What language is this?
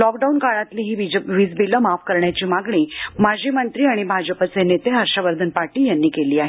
Marathi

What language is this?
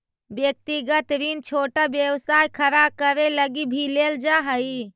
Magahi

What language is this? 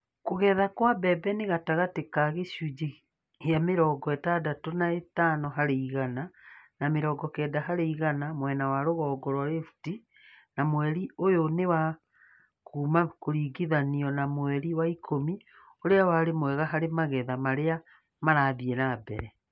Kikuyu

